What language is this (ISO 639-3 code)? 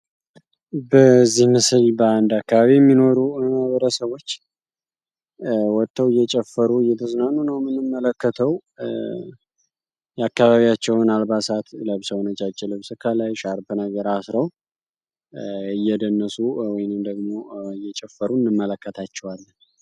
amh